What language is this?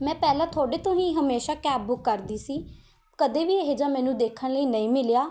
Punjabi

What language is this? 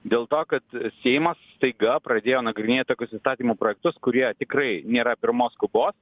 Lithuanian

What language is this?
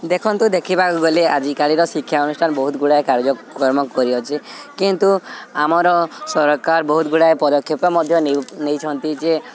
Odia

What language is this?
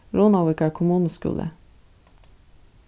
Faroese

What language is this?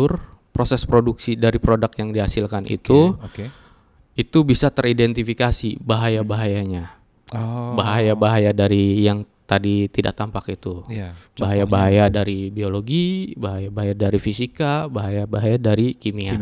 Indonesian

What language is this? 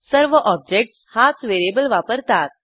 Marathi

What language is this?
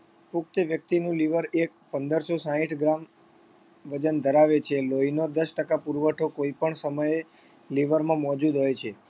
Gujarati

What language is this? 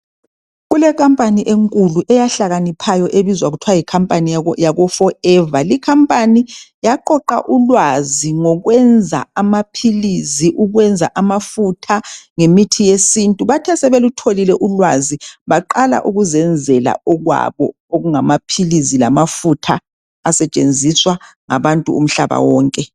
North Ndebele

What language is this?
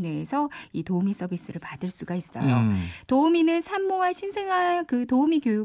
Korean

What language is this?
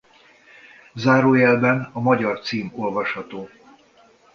Hungarian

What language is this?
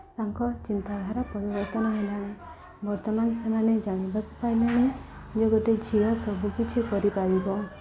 Odia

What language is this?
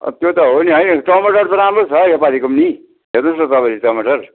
Nepali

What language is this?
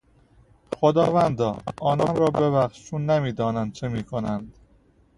Persian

